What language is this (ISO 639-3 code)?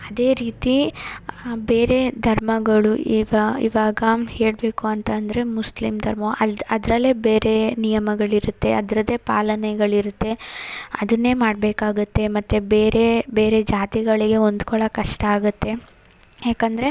kan